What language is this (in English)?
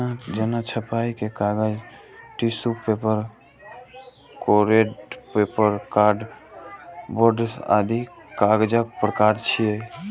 Maithili